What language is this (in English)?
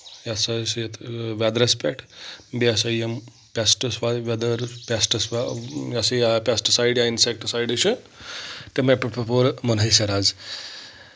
Kashmiri